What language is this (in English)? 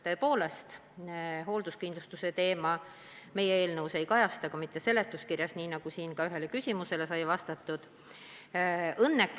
Estonian